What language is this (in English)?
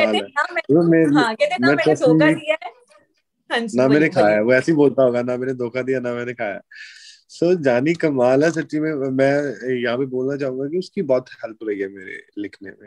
Hindi